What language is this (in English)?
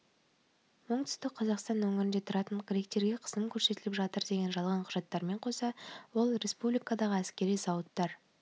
Kazakh